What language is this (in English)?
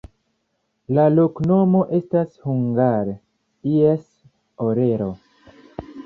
Esperanto